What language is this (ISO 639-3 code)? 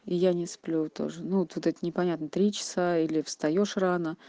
rus